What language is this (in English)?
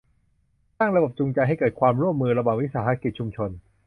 Thai